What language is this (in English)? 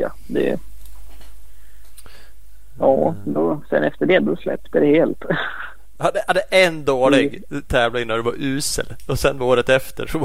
Swedish